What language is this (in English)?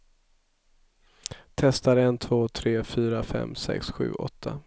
Swedish